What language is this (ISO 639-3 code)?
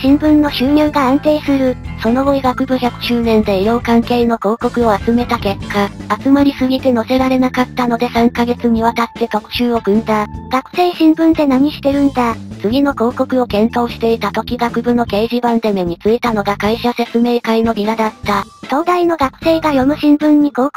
jpn